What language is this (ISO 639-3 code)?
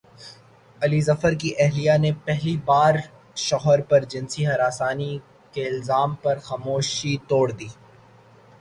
urd